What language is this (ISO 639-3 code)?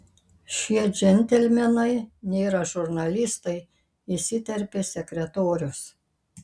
lit